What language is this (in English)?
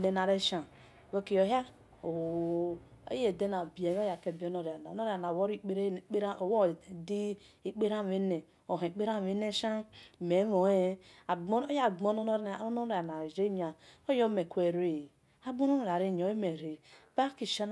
Esan